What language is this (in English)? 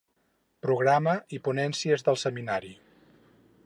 Catalan